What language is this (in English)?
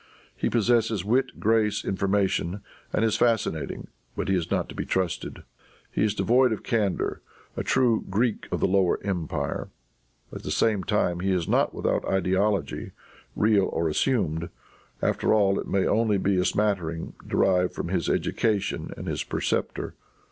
English